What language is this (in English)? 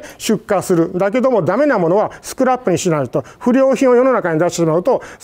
Japanese